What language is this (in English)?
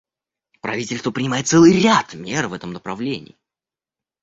Russian